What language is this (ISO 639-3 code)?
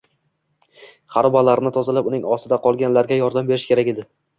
uzb